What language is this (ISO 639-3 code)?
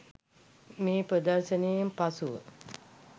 sin